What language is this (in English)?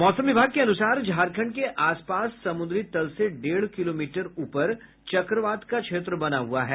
Hindi